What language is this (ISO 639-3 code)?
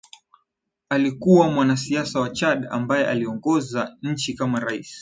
swa